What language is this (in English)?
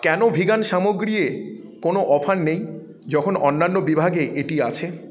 Bangla